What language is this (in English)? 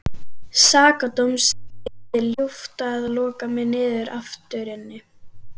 Icelandic